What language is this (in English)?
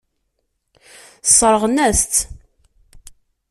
Kabyle